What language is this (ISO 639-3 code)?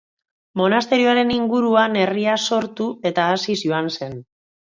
eus